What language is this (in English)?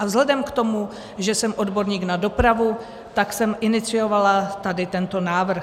Czech